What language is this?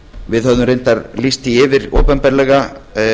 Icelandic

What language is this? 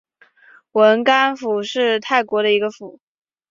Chinese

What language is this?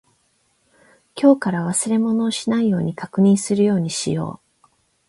Japanese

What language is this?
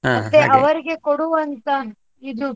Kannada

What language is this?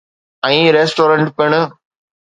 Sindhi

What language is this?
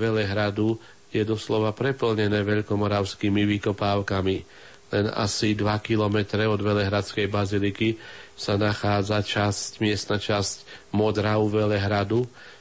Slovak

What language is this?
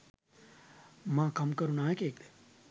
Sinhala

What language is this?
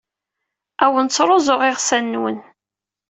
Kabyle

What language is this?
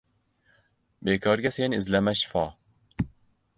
Uzbek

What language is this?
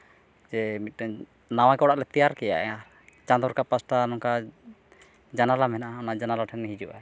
Santali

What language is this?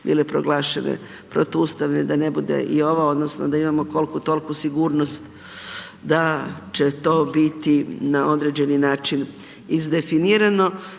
Croatian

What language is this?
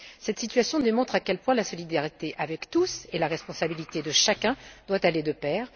French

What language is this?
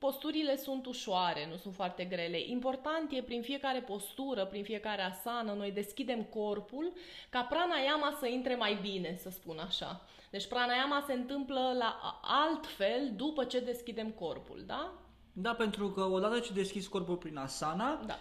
Romanian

